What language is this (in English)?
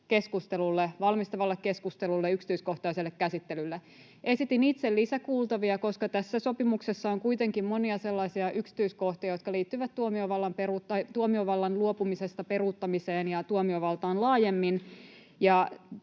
Finnish